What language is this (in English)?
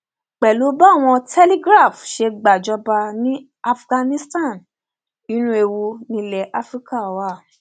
Yoruba